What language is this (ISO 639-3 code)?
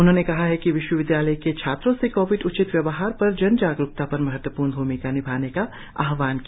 hin